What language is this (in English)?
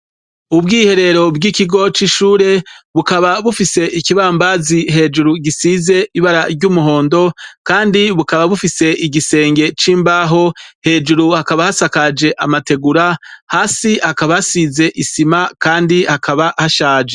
Rundi